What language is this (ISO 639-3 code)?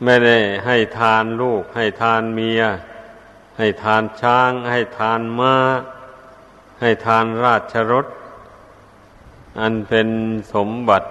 tha